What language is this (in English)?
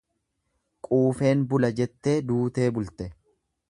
Oromo